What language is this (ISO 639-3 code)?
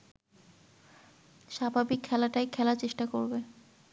ben